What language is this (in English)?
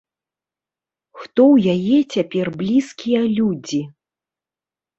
Belarusian